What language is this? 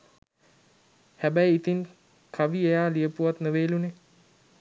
Sinhala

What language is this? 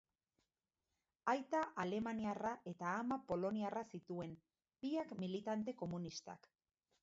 Basque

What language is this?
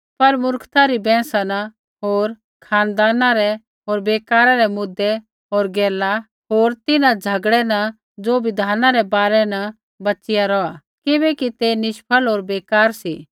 Kullu Pahari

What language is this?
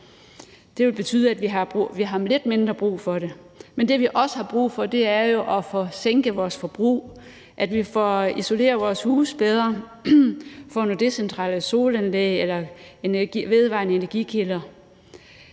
Danish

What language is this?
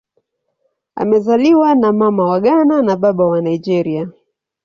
Swahili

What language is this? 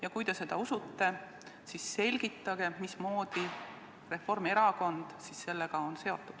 Estonian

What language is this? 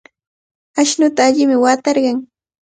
Cajatambo North Lima Quechua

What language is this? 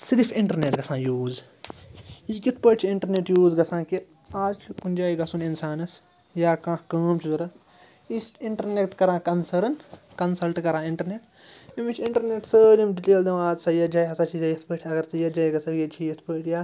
Kashmiri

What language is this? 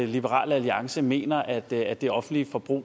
Danish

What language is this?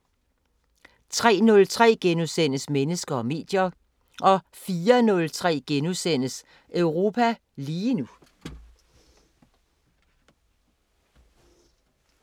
Danish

